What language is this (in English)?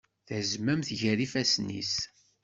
Kabyle